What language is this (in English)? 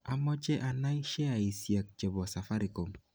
Kalenjin